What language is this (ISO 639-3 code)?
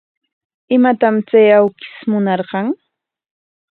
qwa